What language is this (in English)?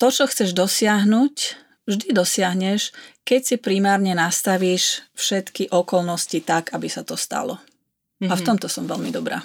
Slovak